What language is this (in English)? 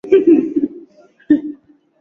Swahili